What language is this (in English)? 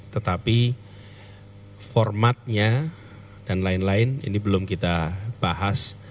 Indonesian